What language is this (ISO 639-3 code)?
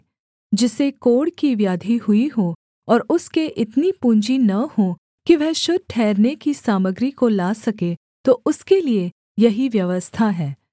hin